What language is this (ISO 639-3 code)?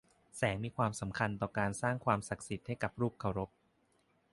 tha